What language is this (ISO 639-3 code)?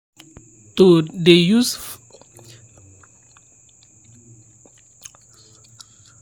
pcm